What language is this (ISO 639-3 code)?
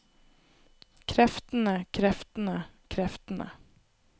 nor